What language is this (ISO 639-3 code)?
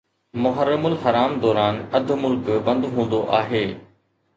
snd